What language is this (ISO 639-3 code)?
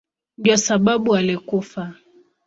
swa